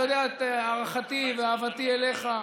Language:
Hebrew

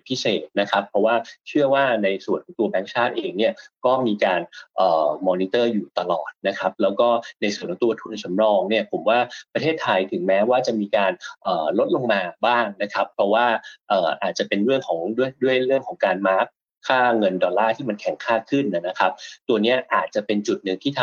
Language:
Thai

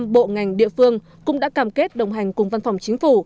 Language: Vietnamese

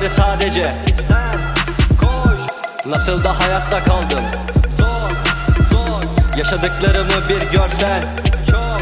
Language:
Turkish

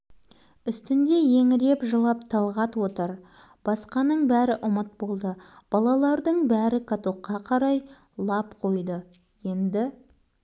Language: Kazakh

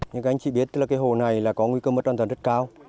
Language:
Vietnamese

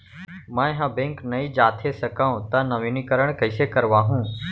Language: Chhattisgarhi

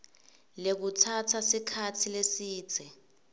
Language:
Swati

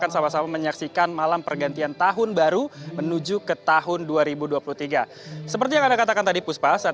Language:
Indonesian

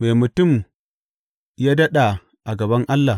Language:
Hausa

